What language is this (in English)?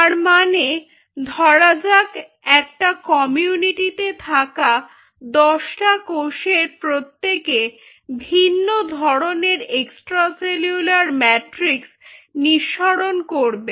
Bangla